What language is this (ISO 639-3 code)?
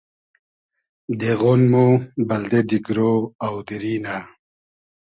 haz